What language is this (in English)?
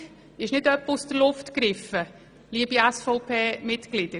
Swiss German